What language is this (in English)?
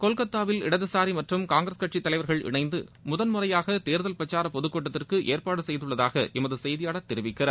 Tamil